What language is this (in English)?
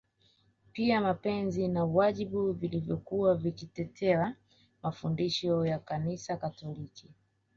Swahili